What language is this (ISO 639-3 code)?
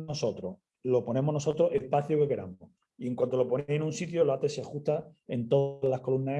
spa